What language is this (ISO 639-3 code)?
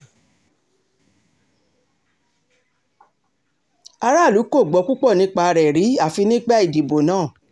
yor